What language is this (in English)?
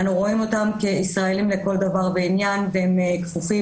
Hebrew